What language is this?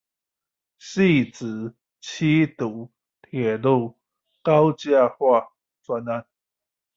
Chinese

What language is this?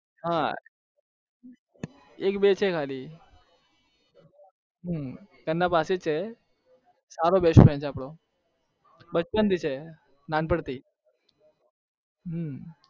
Gujarati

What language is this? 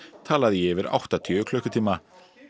Icelandic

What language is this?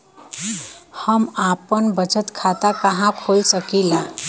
Bhojpuri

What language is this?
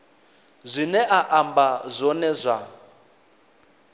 Venda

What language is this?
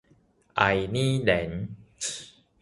Min Nan Chinese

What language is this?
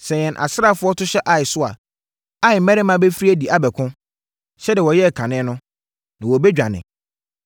Akan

